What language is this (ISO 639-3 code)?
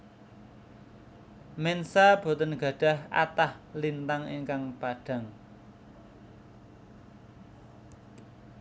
jav